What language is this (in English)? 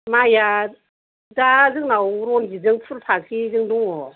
Bodo